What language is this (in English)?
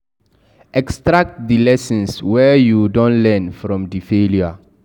Nigerian Pidgin